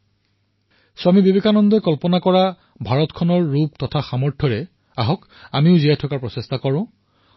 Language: Assamese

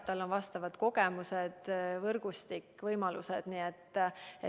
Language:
Estonian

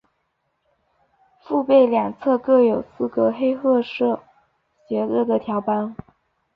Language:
Chinese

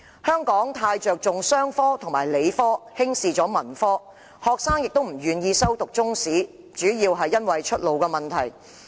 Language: Cantonese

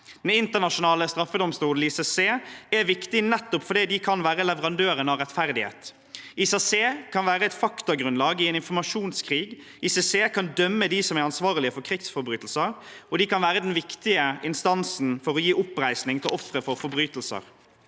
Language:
Norwegian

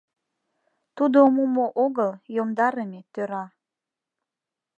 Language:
Mari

